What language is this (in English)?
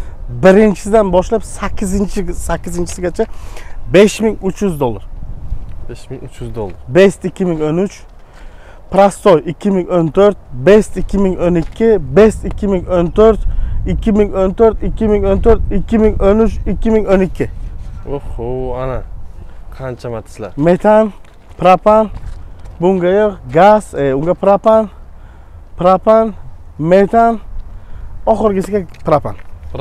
Turkish